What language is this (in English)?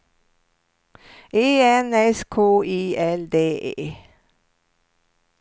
Swedish